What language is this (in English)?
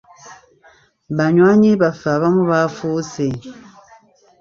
Ganda